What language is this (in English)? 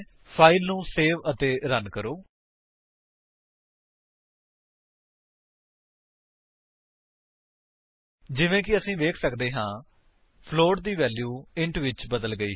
Punjabi